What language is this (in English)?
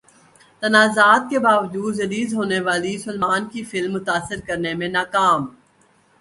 Urdu